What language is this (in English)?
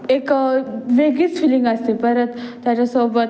Marathi